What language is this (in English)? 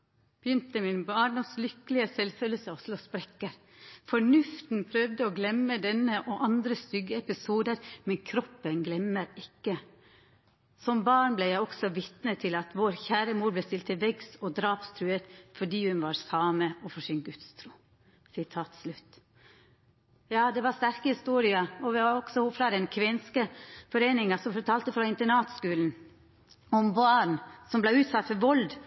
Norwegian Nynorsk